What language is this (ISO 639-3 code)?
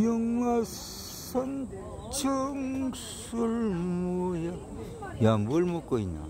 kor